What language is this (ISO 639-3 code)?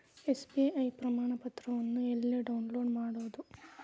kan